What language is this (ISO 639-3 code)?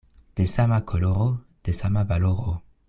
epo